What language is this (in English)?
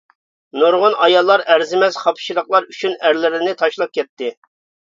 Uyghur